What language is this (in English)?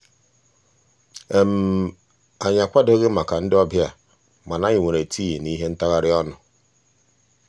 Igbo